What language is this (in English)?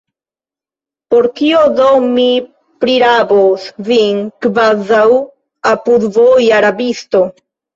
Esperanto